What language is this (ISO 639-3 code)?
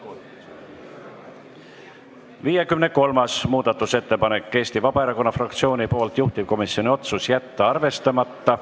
est